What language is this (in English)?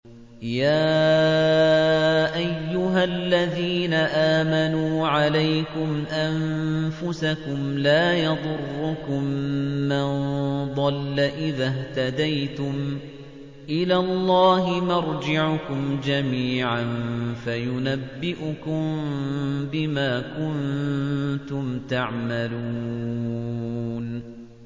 Arabic